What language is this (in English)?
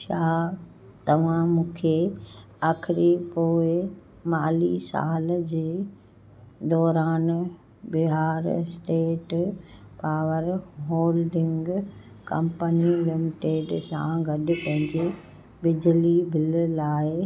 Sindhi